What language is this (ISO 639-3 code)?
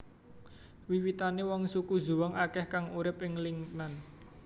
jav